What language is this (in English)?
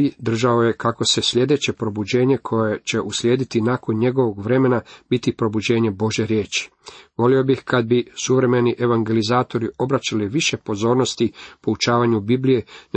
Croatian